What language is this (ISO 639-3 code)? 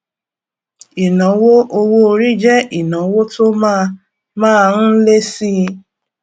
yor